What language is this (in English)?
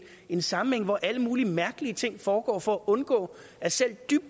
Danish